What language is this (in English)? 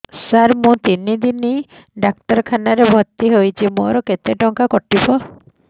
Odia